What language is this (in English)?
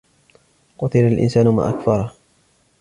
Arabic